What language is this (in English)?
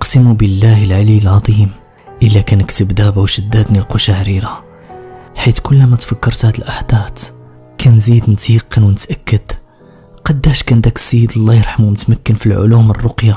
Arabic